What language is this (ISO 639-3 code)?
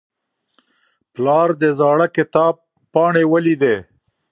pus